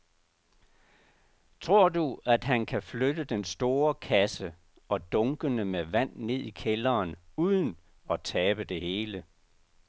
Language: Danish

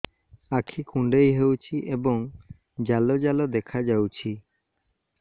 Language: Odia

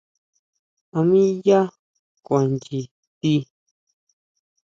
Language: Huautla Mazatec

